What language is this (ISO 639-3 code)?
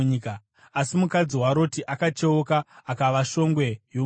sna